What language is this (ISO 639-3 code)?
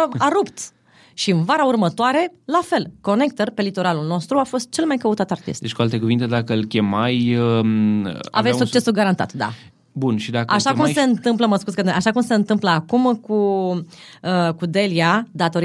ron